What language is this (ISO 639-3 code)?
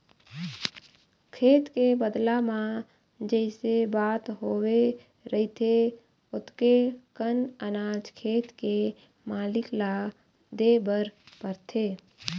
hne